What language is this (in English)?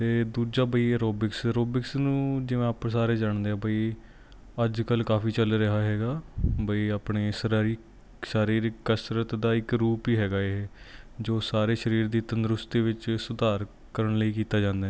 Punjabi